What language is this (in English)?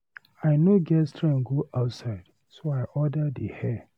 Nigerian Pidgin